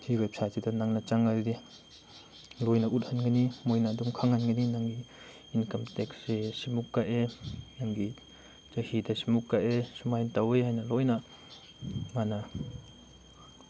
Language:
Manipuri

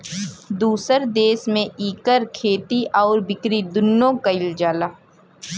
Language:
Bhojpuri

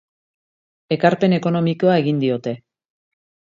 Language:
Basque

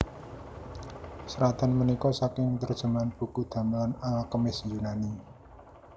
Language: Javanese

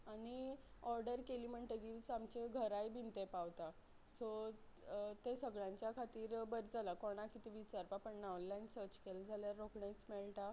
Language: Konkani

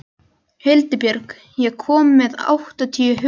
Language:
Icelandic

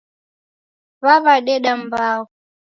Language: Taita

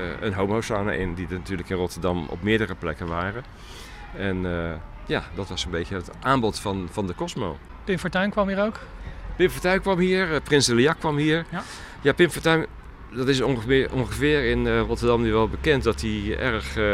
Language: Dutch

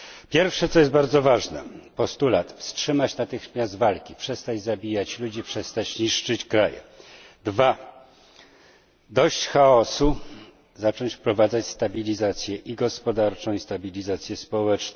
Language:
Polish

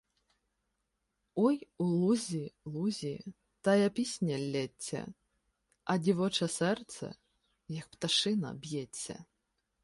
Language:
Ukrainian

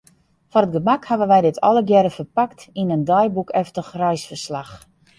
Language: Western Frisian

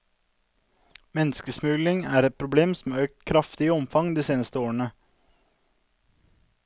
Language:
Norwegian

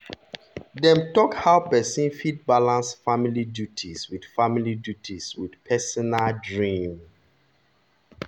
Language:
Nigerian Pidgin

